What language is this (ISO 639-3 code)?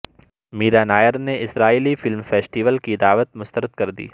urd